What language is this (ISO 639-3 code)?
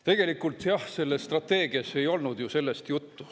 est